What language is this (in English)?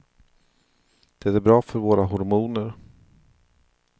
Swedish